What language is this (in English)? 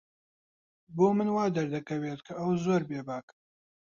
Central Kurdish